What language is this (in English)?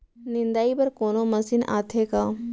Chhattisgarhi